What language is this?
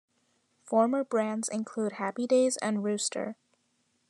English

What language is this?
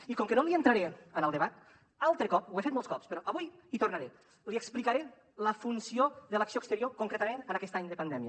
Catalan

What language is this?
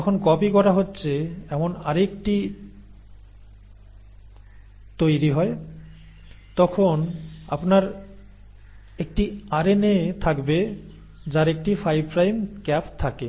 Bangla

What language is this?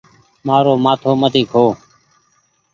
Goaria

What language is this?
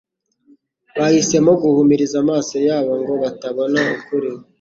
Kinyarwanda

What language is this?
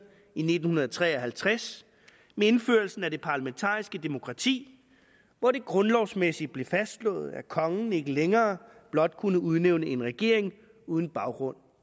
Danish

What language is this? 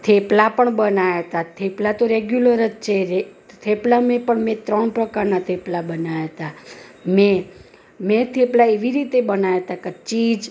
Gujarati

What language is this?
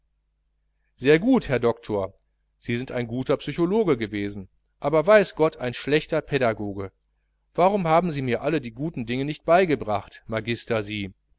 German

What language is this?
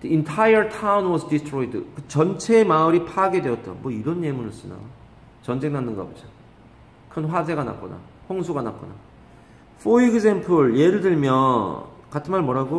Korean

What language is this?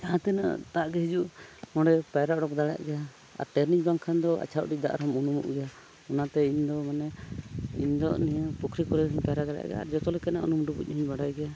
Santali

